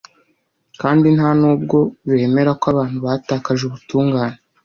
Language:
Kinyarwanda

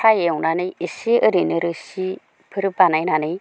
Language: Bodo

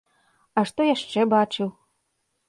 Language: Belarusian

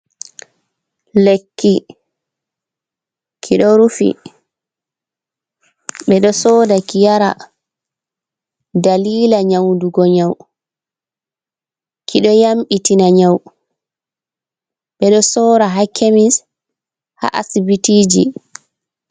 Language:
Fula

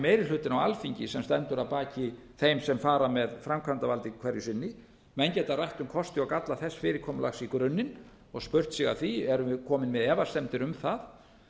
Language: Icelandic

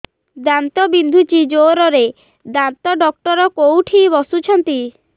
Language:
Odia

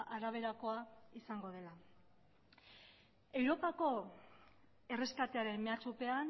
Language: Basque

